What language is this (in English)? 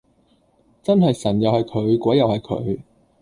Cantonese